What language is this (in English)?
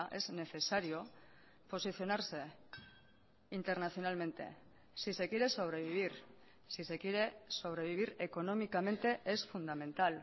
Spanish